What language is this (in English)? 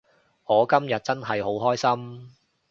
Cantonese